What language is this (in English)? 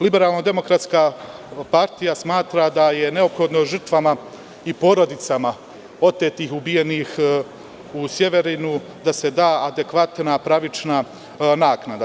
Serbian